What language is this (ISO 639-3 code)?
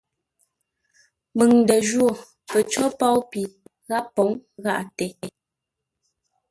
nla